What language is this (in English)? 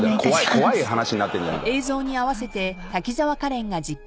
Japanese